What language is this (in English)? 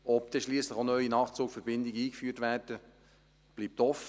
Swiss German